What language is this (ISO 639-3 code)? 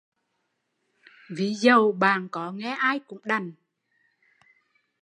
vie